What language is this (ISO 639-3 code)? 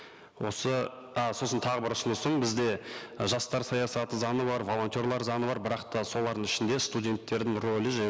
kaz